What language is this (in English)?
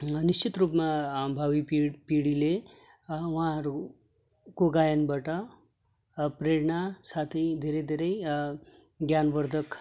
Nepali